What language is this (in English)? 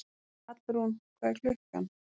Icelandic